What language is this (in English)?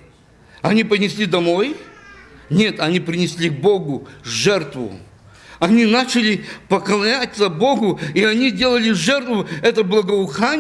Russian